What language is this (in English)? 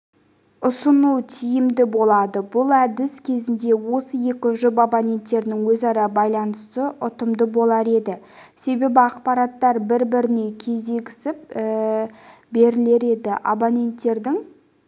Kazakh